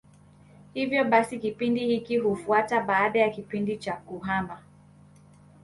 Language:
Swahili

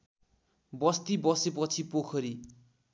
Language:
Nepali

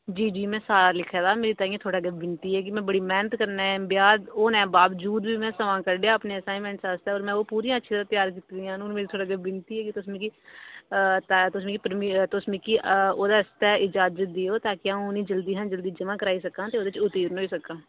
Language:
Dogri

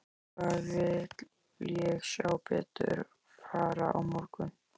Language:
Icelandic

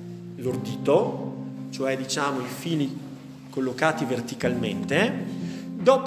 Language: Italian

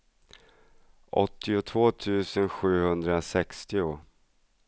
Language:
Swedish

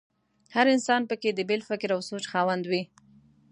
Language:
Pashto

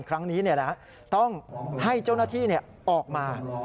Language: Thai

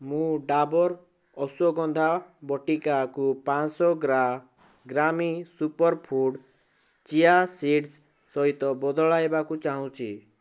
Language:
Odia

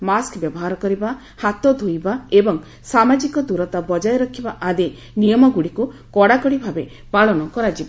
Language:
Odia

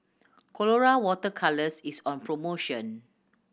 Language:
English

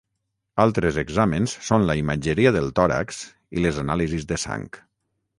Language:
Catalan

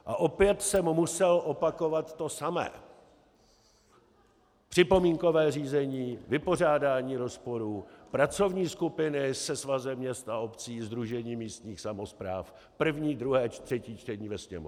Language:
Czech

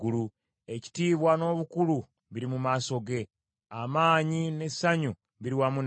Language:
Ganda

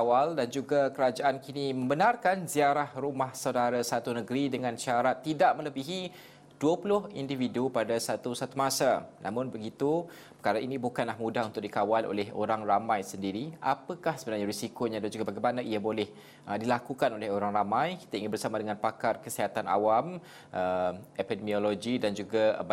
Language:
Malay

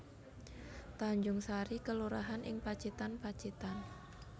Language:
Javanese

